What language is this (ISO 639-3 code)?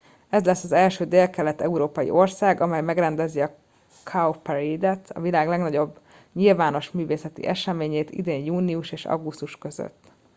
hun